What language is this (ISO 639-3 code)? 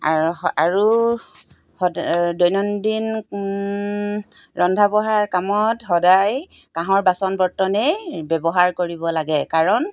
asm